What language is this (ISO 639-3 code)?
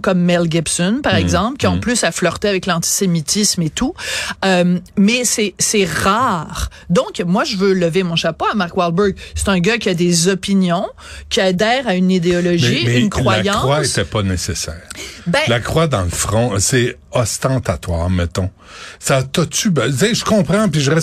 fra